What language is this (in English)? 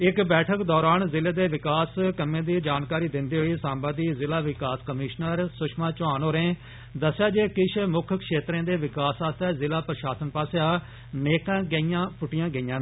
Dogri